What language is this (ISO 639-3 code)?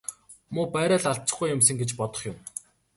mon